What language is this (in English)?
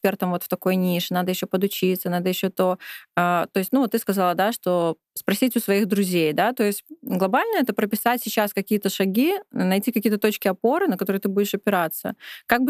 Russian